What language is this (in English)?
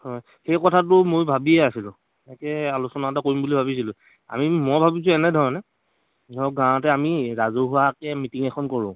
Assamese